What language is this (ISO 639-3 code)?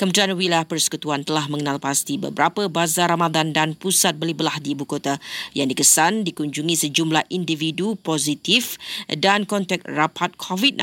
msa